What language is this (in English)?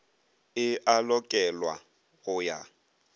Northern Sotho